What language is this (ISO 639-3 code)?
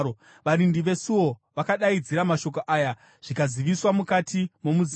sna